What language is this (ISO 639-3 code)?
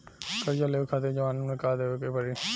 bho